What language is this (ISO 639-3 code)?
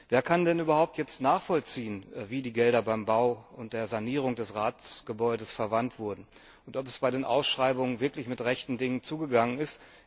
deu